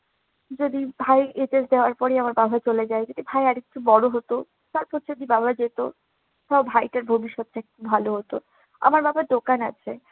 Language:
Bangla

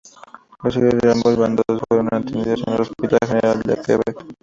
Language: Spanish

